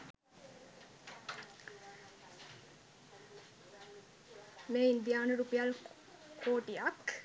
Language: Sinhala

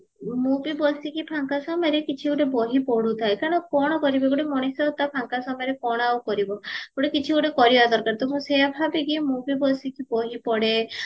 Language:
Odia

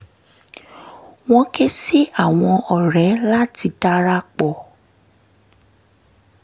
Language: Yoruba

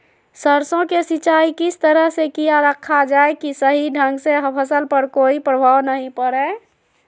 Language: Magahi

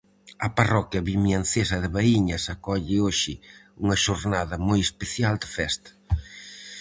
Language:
Galician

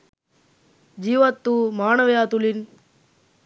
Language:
Sinhala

